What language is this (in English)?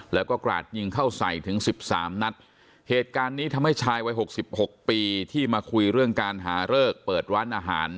Thai